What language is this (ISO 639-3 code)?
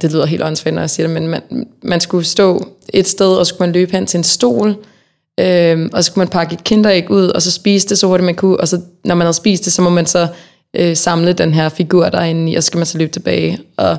dan